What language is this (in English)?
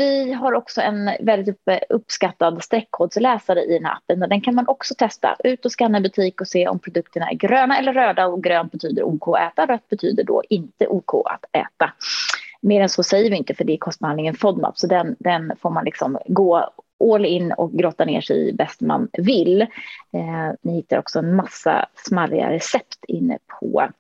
Swedish